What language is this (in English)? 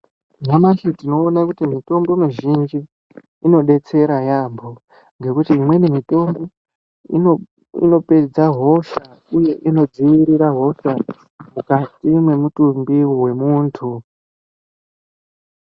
Ndau